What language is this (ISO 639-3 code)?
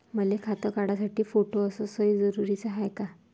mar